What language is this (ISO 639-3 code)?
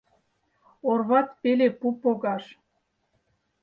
chm